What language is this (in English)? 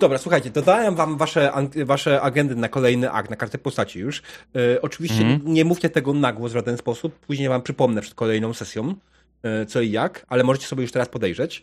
Polish